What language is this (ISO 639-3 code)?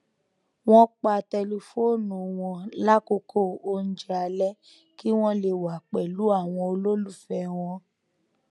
yor